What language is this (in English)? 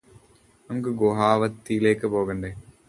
Malayalam